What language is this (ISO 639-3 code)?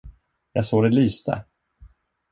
swe